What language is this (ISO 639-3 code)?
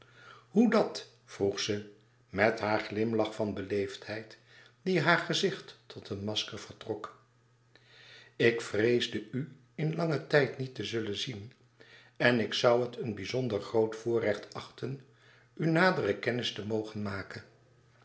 nld